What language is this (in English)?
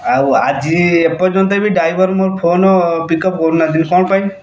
Odia